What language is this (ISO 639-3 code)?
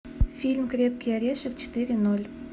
rus